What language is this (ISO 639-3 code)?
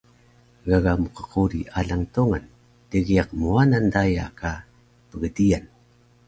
trv